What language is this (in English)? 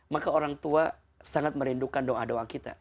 Indonesian